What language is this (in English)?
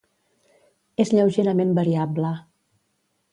Catalan